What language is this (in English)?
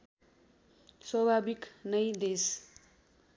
Nepali